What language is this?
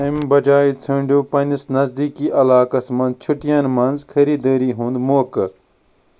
Kashmiri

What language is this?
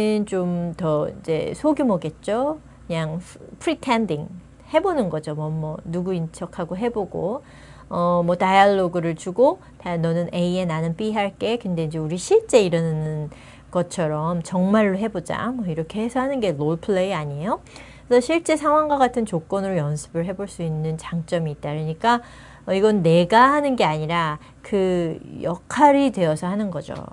Korean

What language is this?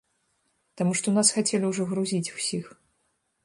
Belarusian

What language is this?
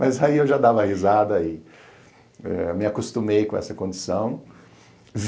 Portuguese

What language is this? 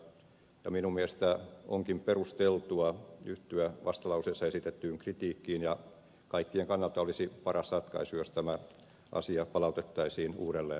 Finnish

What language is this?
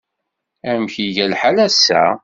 Kabyle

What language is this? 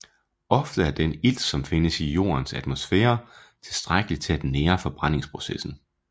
Danish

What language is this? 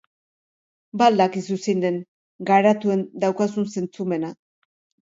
Basque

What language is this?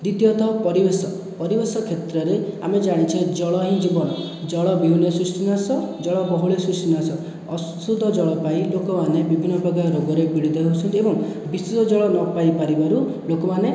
Odia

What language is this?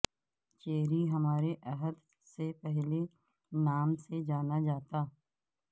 Urdu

